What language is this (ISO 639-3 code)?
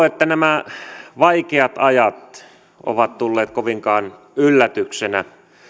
fin